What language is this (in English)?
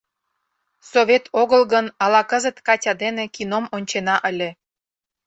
Mari